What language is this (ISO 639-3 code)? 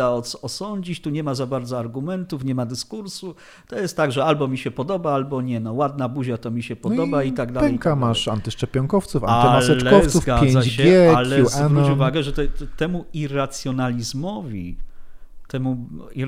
pol